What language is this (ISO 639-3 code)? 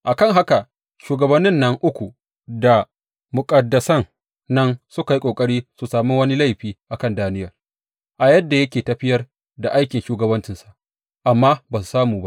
hau